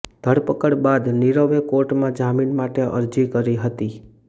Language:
Gujarati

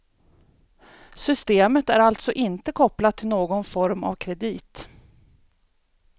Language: Swedish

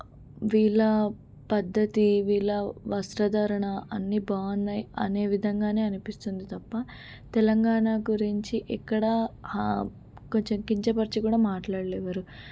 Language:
Telugu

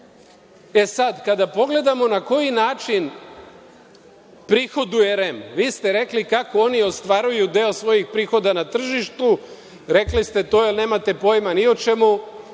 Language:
Serbian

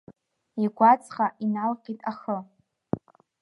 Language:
Abkhazian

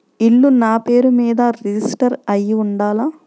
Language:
Telugu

